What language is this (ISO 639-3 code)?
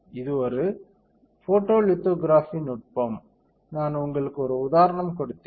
tam